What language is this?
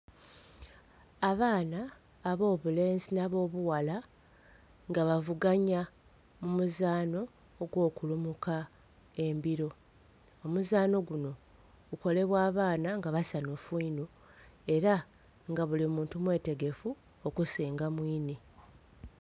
Soga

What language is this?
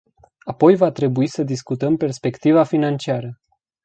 Romanian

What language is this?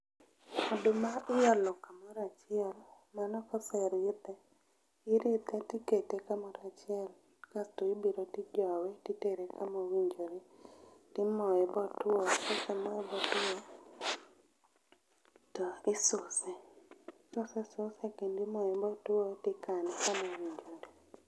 Luo (Kenya and Tanzania)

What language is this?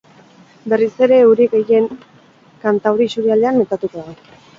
Basque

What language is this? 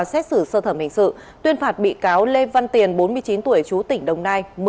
Vietnamese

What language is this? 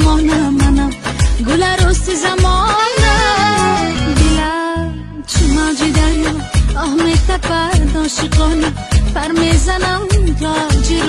Persian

